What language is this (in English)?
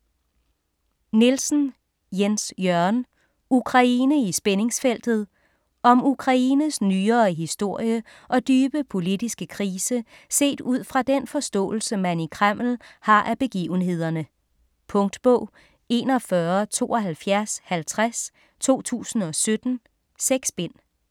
Danish